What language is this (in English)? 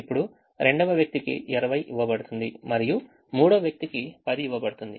Telugu